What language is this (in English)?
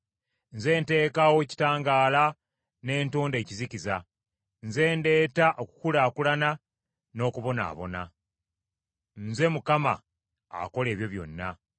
Ganda